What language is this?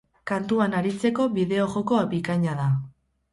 Basque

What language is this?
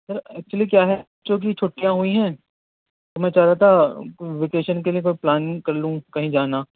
Urdu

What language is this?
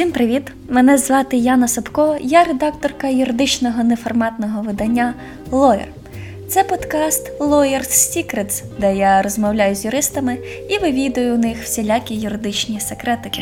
Ukrainian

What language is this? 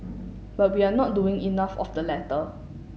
English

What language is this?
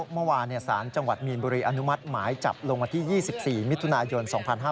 Thai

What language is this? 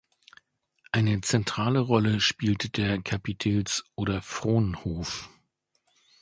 German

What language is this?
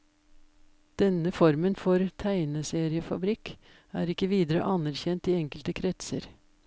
Norwegian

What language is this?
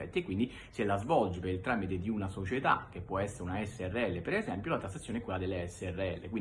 Italian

